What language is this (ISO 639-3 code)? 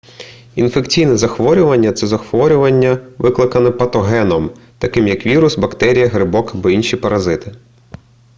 ukr